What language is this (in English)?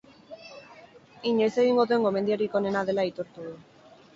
Basque